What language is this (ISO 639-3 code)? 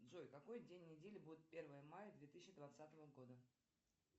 rus